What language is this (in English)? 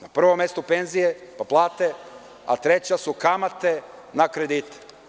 Serbian